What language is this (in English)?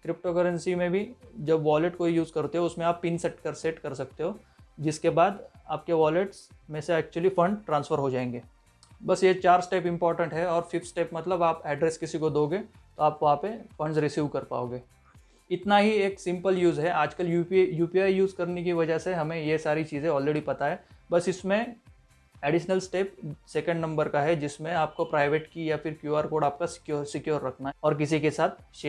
Hindi